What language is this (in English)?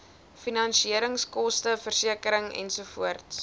Afrikaans